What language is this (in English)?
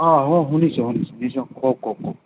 Assamese